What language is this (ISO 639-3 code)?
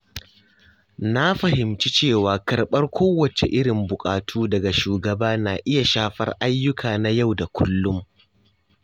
hau